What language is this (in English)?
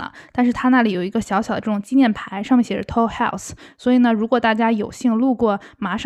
Chinese